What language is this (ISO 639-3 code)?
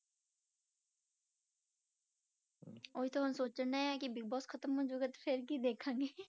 pan